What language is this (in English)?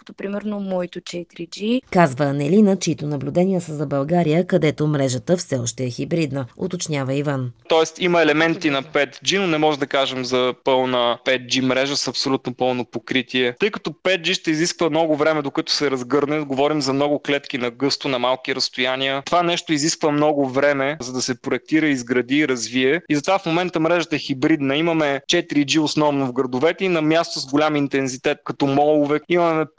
Bulgarian